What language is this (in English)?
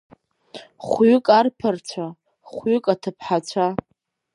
Abkhazian